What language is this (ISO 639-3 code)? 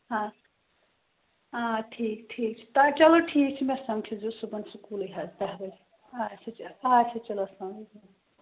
kas